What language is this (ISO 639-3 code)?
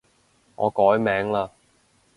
yue